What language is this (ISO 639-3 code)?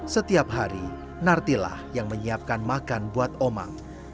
ind